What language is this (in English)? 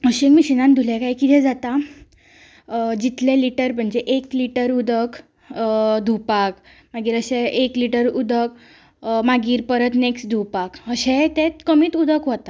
Konkani